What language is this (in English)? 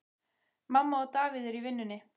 Icelandic